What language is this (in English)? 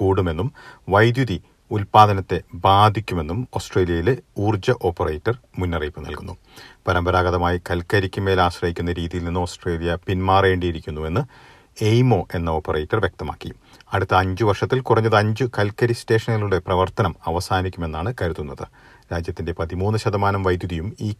Malayalam